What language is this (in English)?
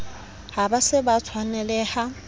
Southern Sotho